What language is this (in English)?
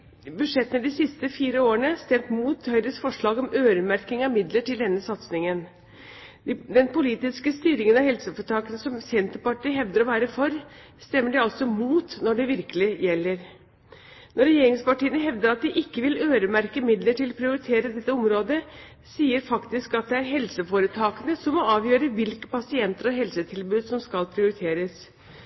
Norwegian Bokmål